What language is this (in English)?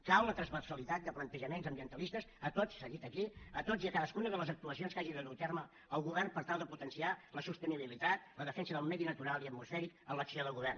Catalan